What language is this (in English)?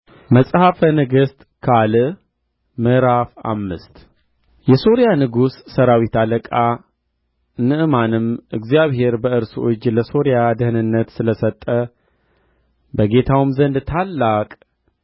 Amharic